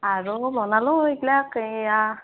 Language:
Assamese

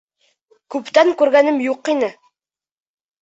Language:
Bashkir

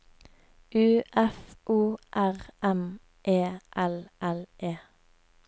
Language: Norwegian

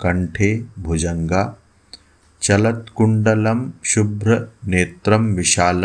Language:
Hindi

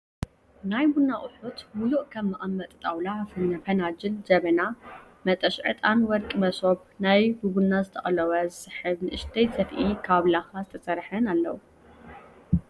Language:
Tigrinya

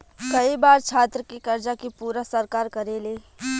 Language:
Bhojpuri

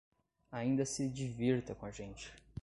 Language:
Portuguese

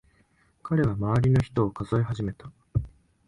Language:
Japanese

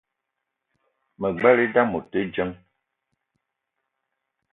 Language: Eton (Cameroon)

